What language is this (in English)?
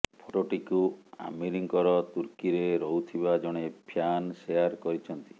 Odia